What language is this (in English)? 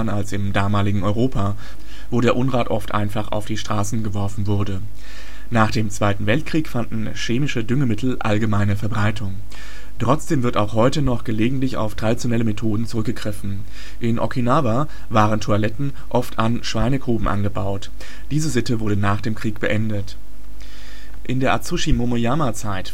German